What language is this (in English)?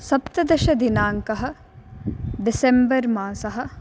Sanskrit